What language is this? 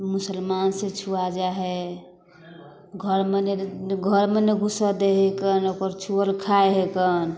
Maithili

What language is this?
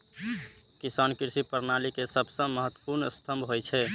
Maithili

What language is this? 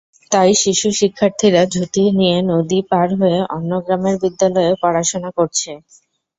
Bangla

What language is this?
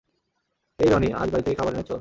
Bangla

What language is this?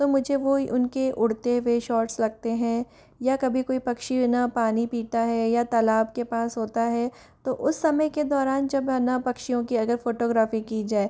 Hindi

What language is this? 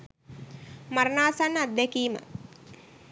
Sinhala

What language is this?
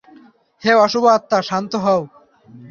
Bangla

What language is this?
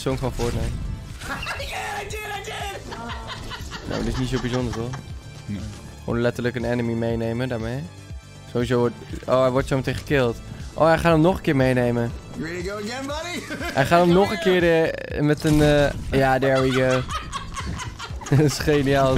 Dutch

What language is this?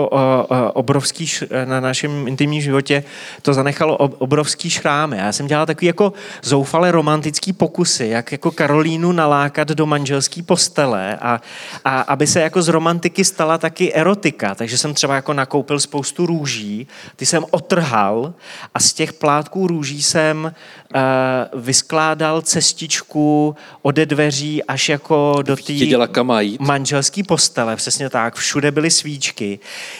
Czech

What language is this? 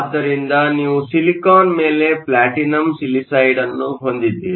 Kannada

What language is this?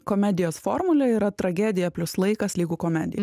Lithuanian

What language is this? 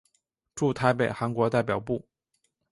Chinese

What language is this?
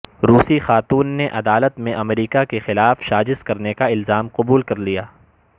Urdu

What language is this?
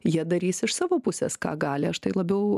Lithuanian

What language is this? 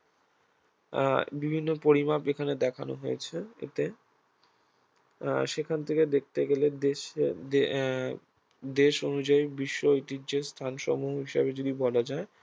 Bangla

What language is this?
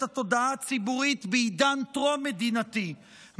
Hebrew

